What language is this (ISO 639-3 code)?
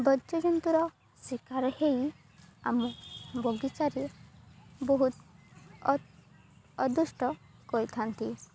ori